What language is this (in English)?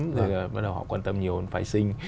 Vietnamese